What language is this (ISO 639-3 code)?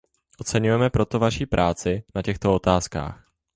ces